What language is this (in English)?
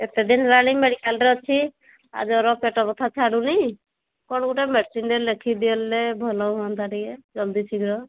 Odia